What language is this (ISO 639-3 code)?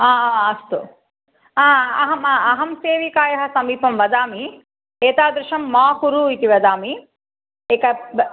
san